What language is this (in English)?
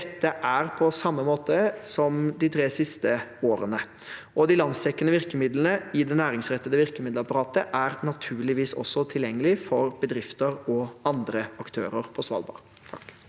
Norwegian